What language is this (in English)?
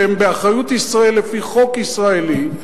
Hebrew